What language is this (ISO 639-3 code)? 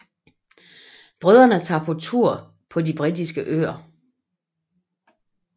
dan